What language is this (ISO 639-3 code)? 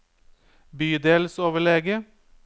nor